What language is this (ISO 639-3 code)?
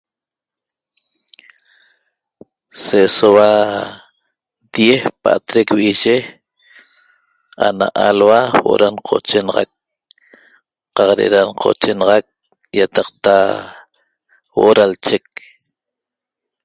tob